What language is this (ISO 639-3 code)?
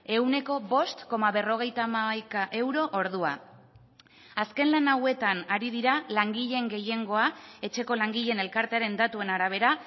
eus